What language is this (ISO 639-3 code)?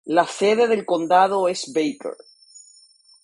spa